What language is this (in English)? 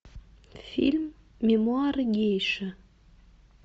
Russian